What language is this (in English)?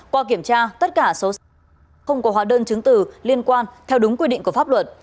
Vietnamese